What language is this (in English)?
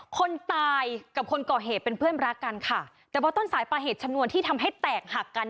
Thai